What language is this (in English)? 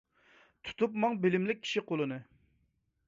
Uyghur